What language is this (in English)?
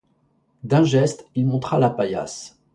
French